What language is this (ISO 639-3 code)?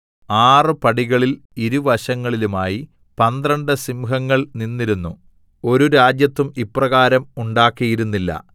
mal